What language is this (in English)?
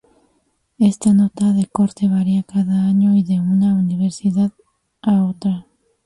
Spanish